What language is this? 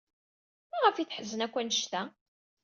Kabyle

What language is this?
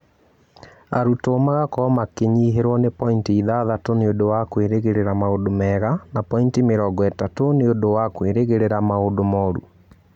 Kikuyu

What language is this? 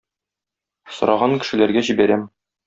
Tatar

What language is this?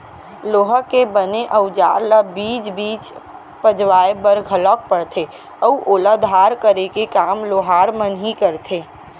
Chhattisgarhi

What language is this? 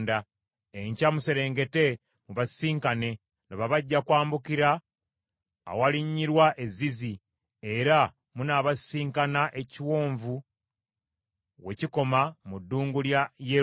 Ganda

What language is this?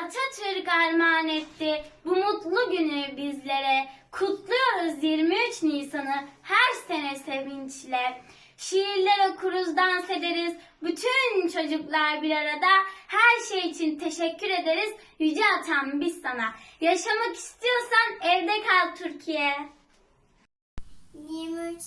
Turkish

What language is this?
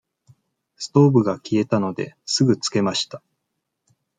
Japanese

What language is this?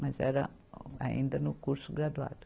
Portuguese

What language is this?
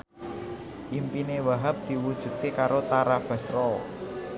Javanese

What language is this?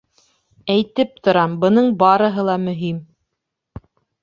Bashkir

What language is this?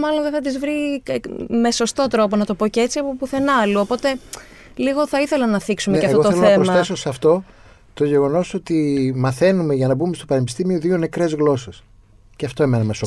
Greek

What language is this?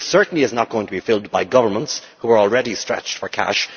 English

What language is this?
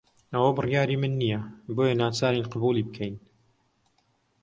Central Kurdish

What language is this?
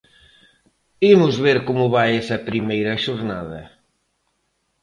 Galician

